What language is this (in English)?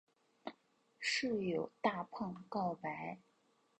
Chinese